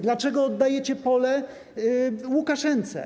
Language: Polish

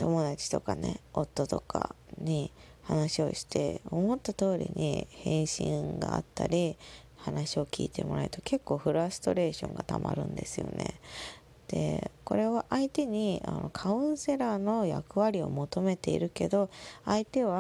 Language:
Japanese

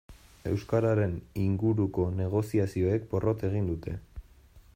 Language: Basque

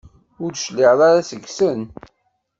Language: Kabyle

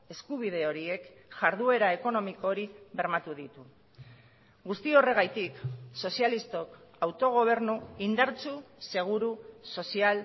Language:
Basque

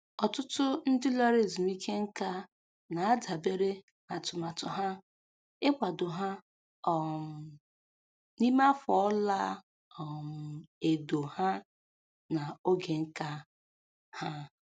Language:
Igbo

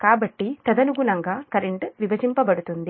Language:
Telugu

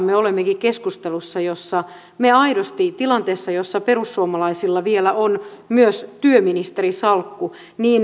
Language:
Finnish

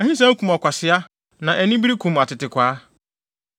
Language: Akan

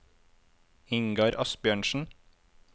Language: Norwegian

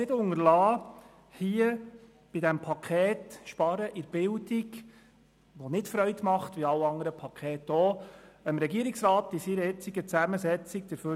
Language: Swiss German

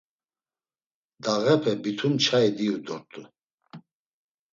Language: Laz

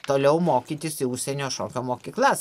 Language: Lithuanian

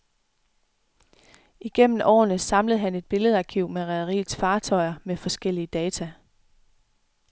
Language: Danish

